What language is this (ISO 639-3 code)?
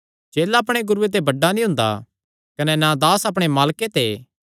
xnr